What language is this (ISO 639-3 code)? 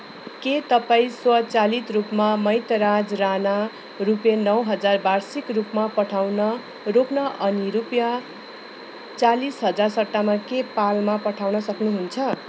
nep